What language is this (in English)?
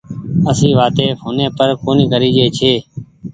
Goaria